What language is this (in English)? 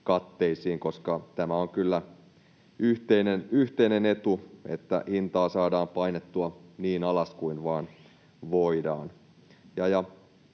Finnish